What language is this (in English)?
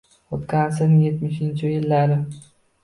Uzbek